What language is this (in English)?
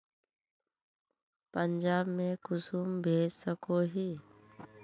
Magahi